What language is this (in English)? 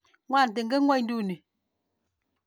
Kalenjin